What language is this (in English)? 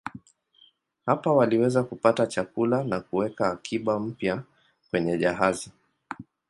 Swahili